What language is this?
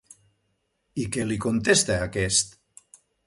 Catalan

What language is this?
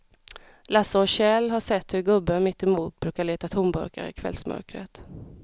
Swedish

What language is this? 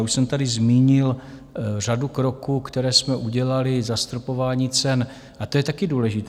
Czech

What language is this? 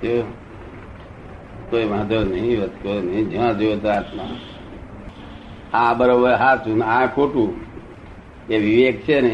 Gujarati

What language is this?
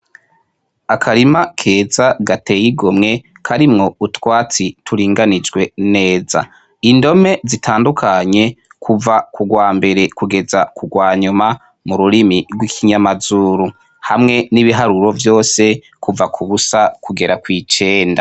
Rundi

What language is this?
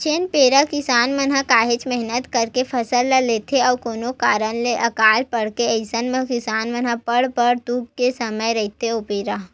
Chhattisgarhi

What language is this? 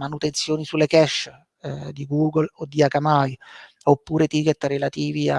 Italian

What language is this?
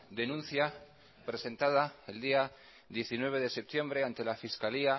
Spanish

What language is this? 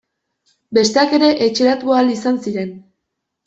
Basque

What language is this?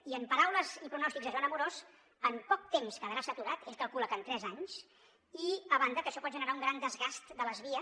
Catalan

